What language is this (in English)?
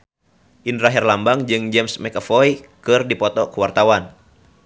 Sundanese